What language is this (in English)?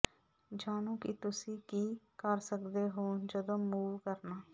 Punjabi